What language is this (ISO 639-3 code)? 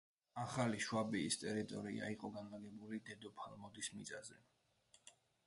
kat